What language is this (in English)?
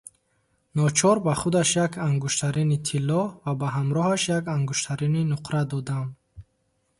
Tajik